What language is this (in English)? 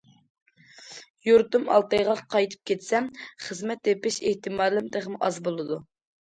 Uyghur